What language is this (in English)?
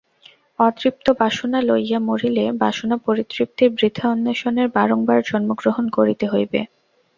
Bangla